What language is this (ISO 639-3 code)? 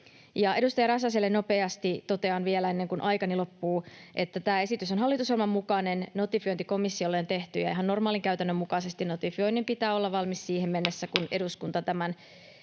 fin